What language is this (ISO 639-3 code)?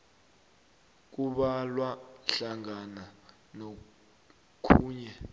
nbl